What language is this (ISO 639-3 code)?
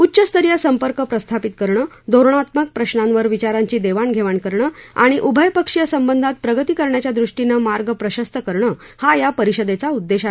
mar